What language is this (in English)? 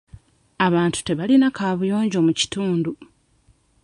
Ganda